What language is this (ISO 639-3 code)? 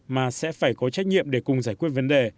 vie